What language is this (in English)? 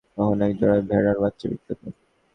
Bangla